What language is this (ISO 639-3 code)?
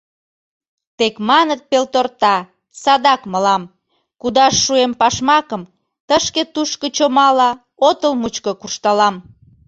chm